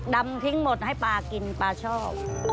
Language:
Thai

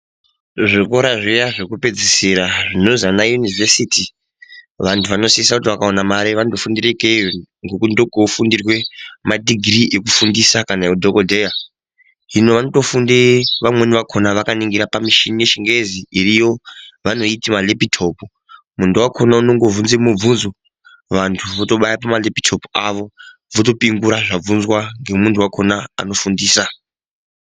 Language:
Ndau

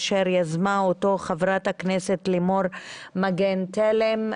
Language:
Hebrew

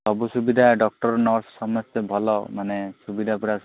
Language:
Odia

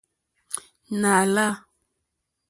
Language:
Mokpwe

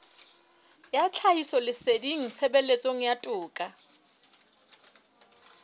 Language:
Southern Sotho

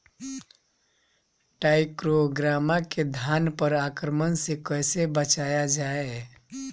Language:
Bhojpuri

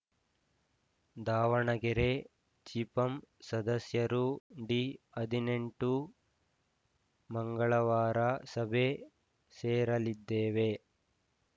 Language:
Kannada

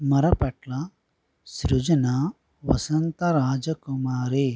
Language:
Telugu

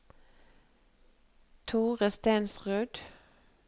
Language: Norwegian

